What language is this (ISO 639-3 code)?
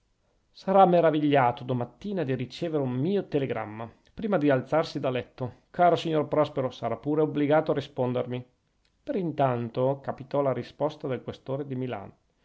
ita